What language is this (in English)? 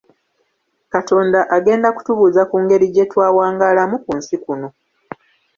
Ganda